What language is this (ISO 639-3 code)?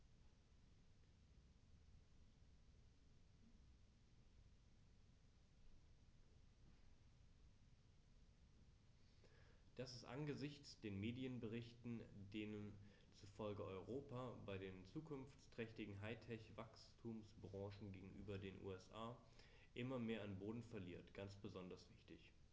deu